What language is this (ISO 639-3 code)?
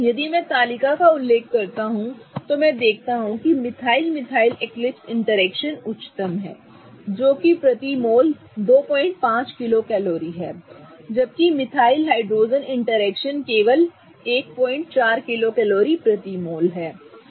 hin